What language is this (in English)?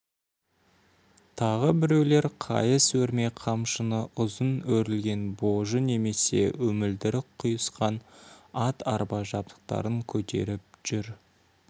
Kazakh